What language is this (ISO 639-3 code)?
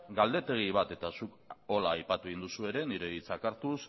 eus